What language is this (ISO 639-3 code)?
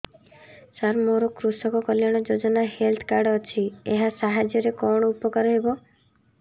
ori